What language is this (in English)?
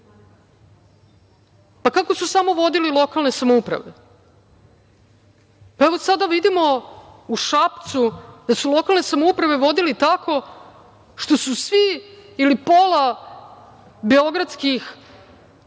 Serbian